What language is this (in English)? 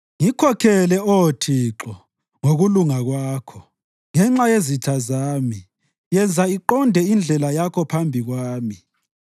North Ndebele